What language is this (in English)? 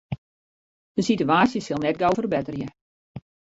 Western Frisian